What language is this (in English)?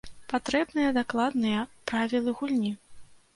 Belarusian